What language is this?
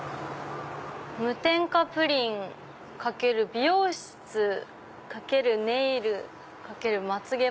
Japanese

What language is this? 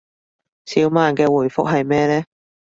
Cantonese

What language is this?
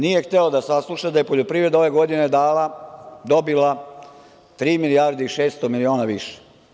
Serbian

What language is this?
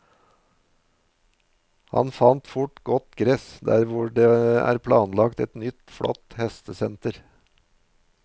Norwegian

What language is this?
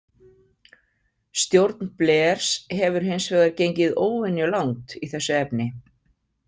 Icelandic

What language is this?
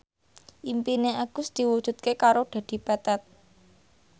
Javanese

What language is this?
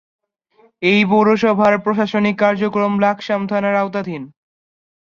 Bangla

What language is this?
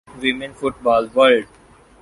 Urdu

